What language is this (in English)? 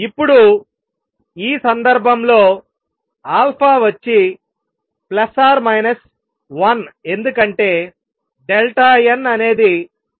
Telugu